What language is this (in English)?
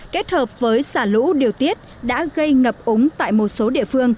Vietnamese